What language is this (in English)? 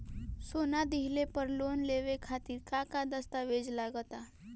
Bhojpuri